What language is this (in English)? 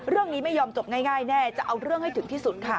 Thai